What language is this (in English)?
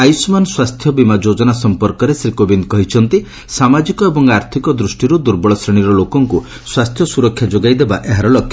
Odia